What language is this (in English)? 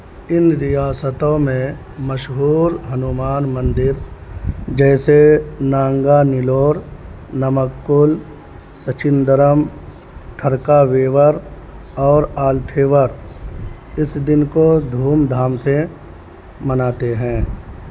Urdu